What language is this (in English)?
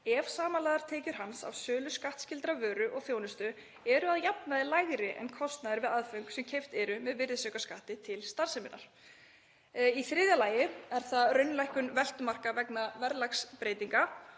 Icelandic